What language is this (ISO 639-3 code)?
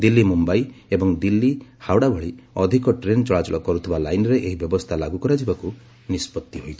ori